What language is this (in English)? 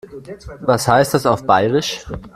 German